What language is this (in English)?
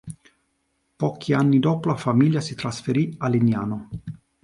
Italian